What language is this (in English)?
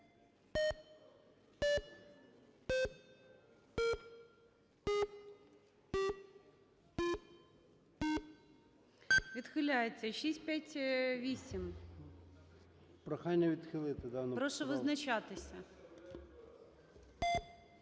Ukrainian